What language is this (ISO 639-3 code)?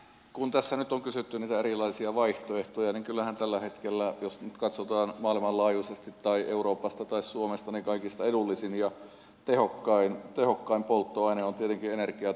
fin